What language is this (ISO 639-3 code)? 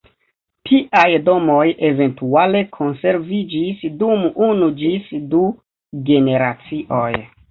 epo